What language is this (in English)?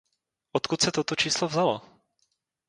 Czech